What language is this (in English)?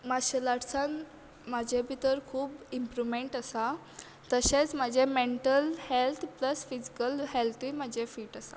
Konkani